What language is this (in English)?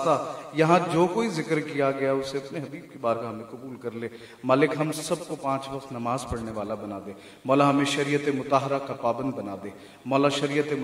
Arabic